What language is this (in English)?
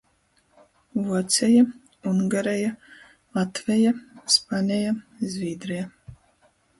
Latgalian